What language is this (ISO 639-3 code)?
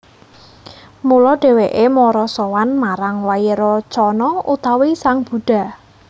jav